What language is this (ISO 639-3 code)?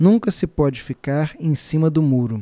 por